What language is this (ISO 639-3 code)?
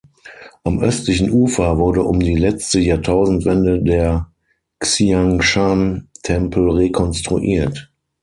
deu